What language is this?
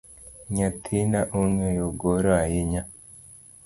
Luo (Kenya and Tanzania)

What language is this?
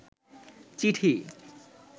Bangla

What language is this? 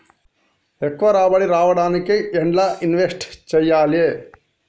Telugu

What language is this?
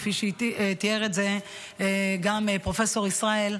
Hebrew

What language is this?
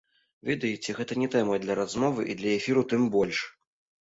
Belarusian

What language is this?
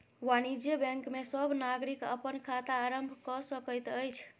Maithili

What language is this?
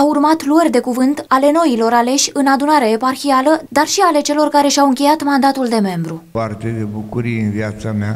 Romanian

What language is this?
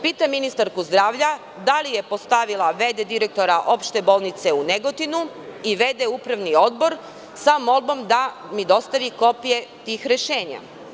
Serbian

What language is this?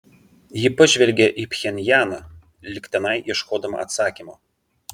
Lithuanian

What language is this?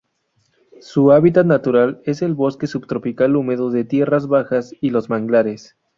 Spanish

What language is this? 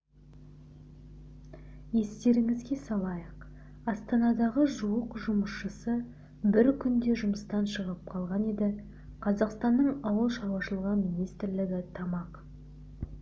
Kazakh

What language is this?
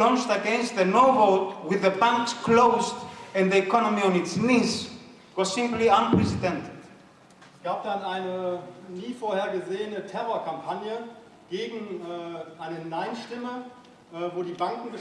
German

